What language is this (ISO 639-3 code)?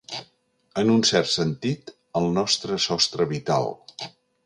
cat